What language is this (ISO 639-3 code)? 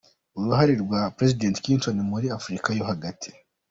kin